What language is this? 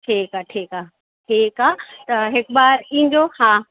Sindhi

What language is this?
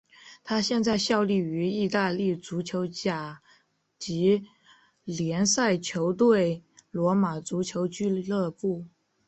Chinese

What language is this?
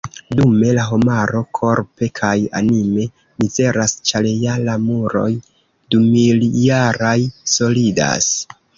Esperanto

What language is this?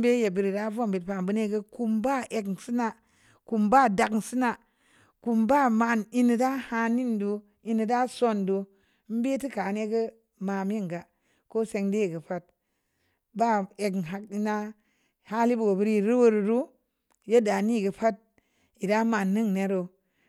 Samba Leko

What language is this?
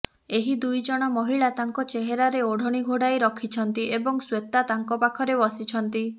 Odia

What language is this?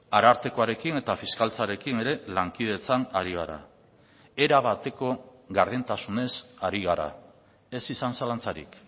Basque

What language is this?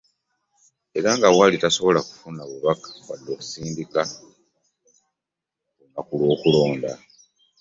Ganda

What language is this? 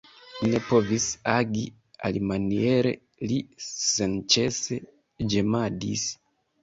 Esperanto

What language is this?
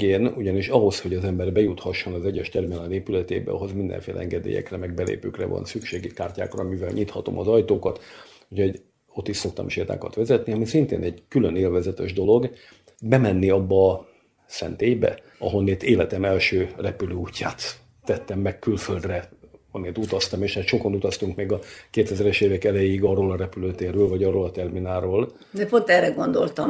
Hungarian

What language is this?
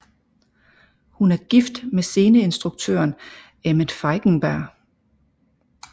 Danish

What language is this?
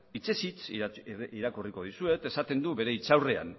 Basque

